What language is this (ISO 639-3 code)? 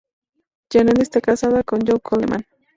spa